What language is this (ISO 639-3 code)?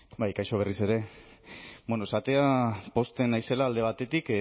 eus